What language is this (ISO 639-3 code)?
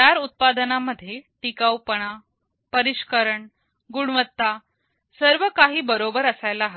mar